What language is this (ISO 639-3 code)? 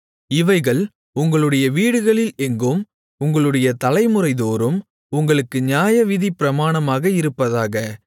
tam